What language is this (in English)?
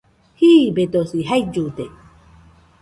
Nüpode Huitoto